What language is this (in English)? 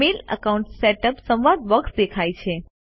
Gujarati